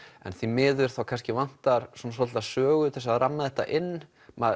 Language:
Icelandic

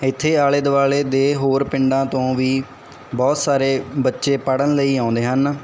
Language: Punjabi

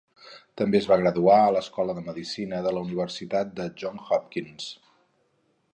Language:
Catalan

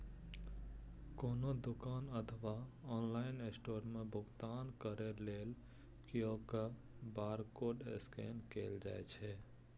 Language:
Maithili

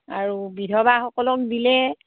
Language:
Assamese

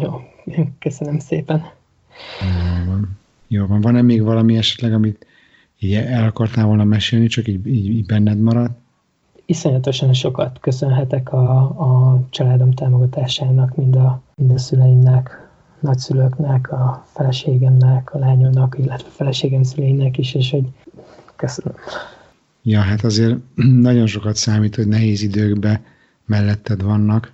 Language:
Hungarian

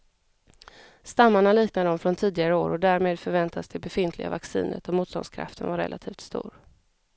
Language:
Swedish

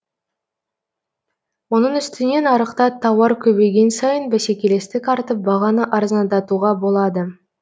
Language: Kazakh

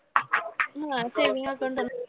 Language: Marathi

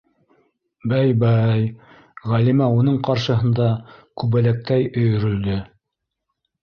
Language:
Bashkir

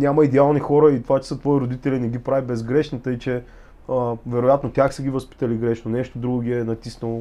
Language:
Bulgarian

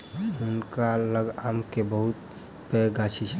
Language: Maithili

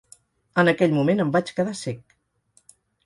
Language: Catalan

